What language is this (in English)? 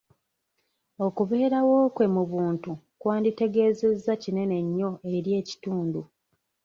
Ganda